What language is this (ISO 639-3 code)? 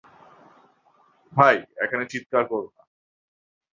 ben